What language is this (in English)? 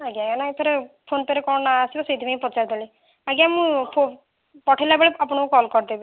Odia